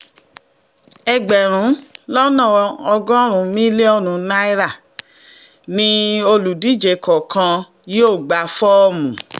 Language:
Yoruba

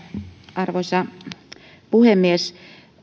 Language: Finnish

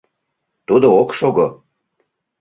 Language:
Mari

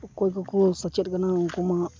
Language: Santali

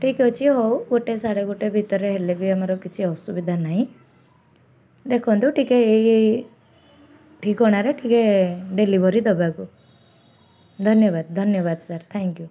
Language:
Odia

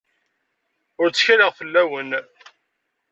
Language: Kabyle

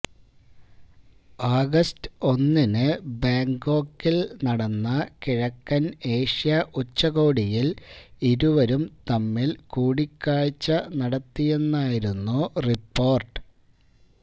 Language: Malayalam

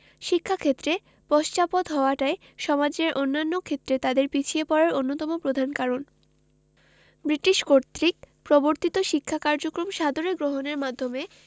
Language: Bangla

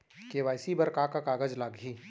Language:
Chhattisgarhi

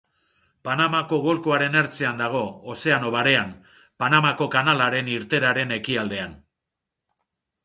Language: Basque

